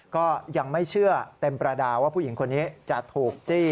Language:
Thai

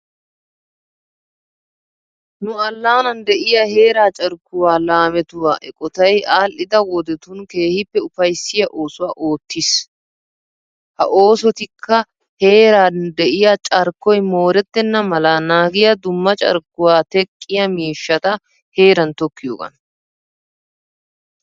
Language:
Wolaytta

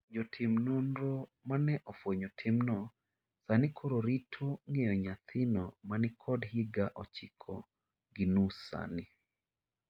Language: Luo (Kenya and Tanzania)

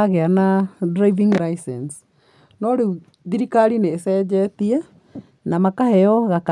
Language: Kikuyu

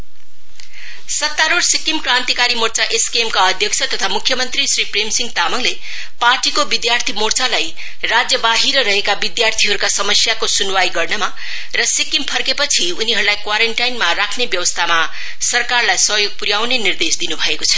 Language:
Nepali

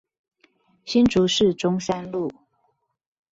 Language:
Chinese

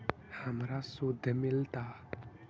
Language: Magahi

